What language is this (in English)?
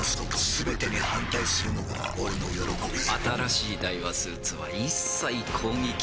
Japanese